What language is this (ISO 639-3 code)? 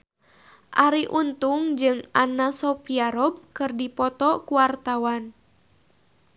sun